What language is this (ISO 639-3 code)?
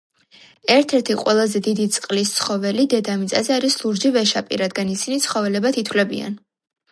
kat